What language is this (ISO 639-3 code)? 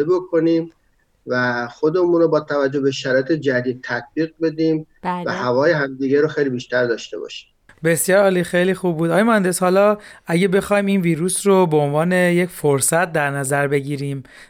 fas